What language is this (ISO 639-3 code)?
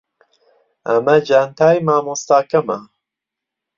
ckb